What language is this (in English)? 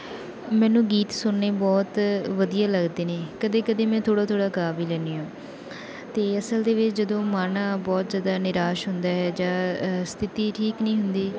Punjabi